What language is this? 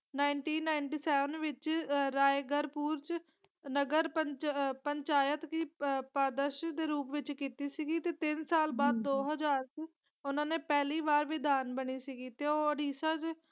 Punjabi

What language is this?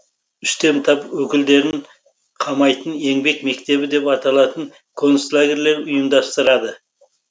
Kazakh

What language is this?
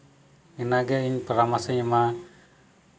Santali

